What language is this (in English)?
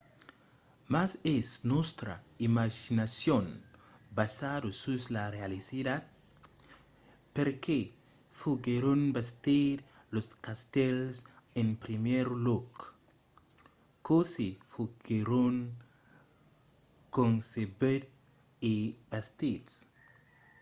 Occitan